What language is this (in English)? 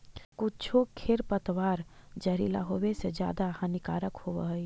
Magahi